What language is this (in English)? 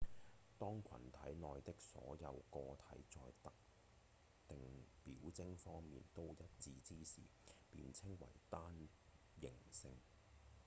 Cantonese